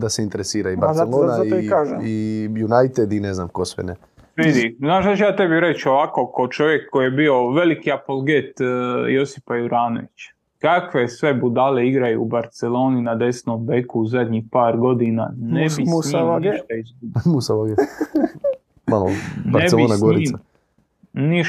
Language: Croatian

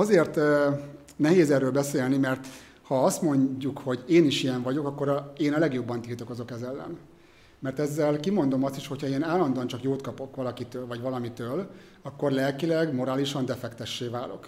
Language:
Hungarian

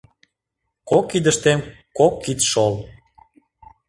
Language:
Mari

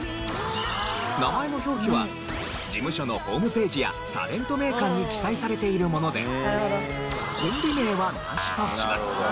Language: Japanese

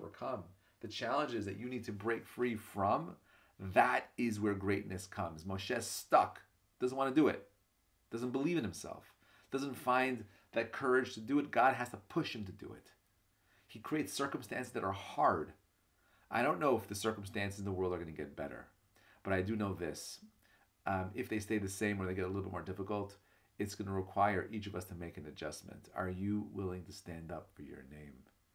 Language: English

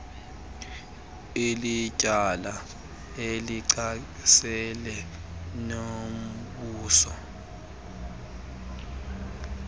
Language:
Xhosa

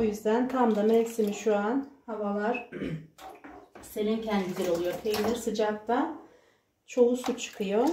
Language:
Turkish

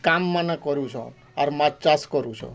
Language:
Odia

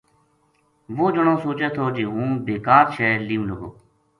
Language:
Gujari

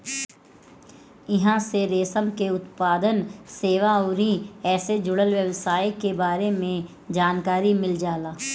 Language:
Bhojpuri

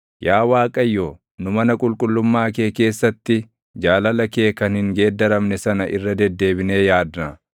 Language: Oromo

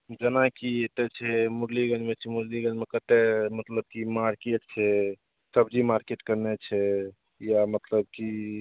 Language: Maithili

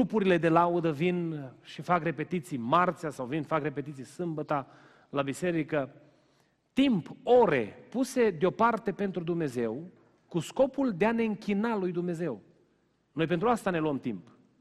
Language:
Romanian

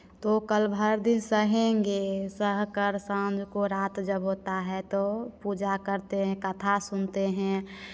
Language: Hindi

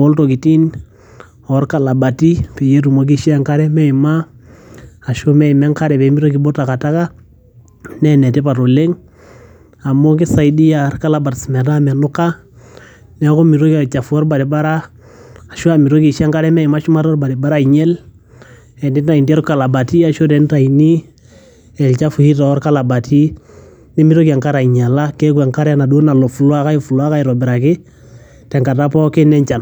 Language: Masai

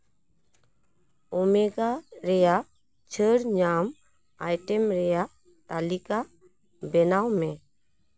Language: Santali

